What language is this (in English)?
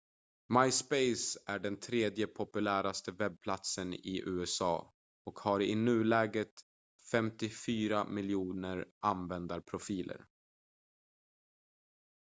Swedish